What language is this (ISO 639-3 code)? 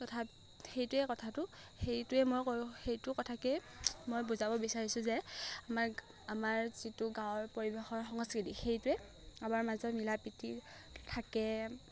asm